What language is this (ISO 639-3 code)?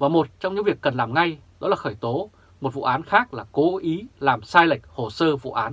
vie